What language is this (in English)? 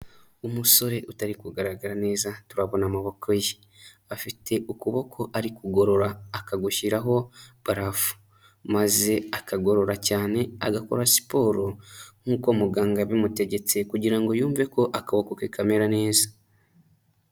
Kinyarwanda